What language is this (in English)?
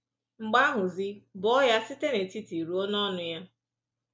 Igbo